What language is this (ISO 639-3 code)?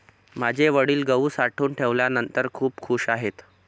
mar